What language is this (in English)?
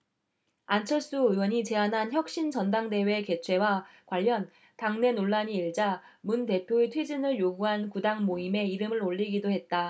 Korean